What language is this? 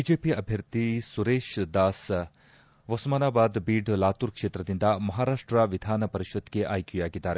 Kannada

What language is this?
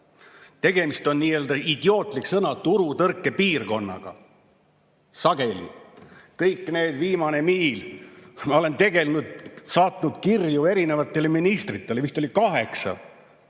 Estonian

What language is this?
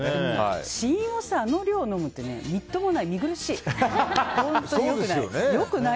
Japanese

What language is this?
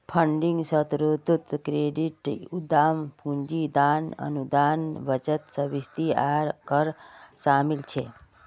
Magahi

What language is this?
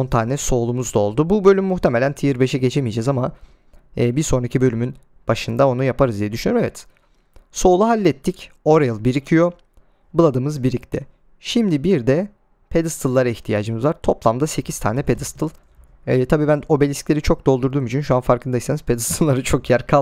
Turkish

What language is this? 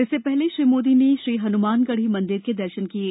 Hindi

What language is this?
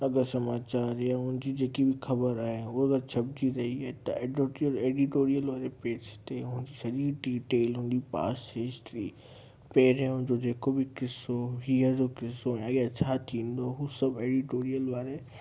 Sindhi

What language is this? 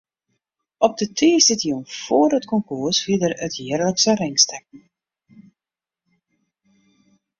Western Frisian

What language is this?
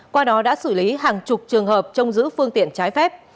Vietnamese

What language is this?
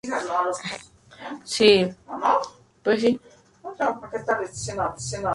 Spanish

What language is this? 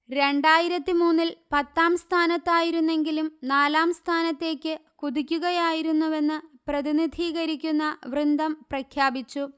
Malayalam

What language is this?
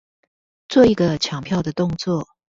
Chinese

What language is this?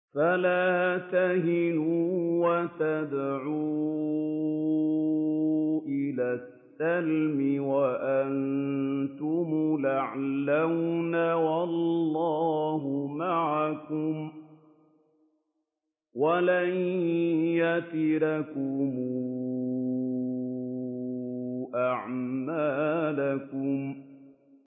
Arabic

